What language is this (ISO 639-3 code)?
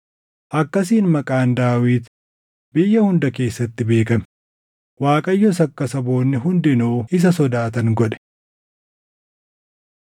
orm